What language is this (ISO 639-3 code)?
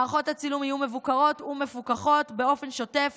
heb